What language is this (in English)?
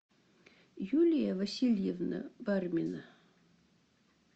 Russian